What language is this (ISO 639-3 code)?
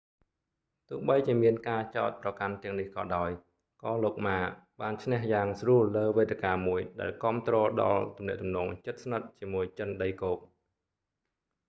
khm